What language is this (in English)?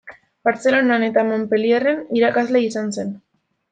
Basque